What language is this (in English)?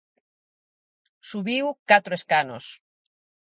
Galician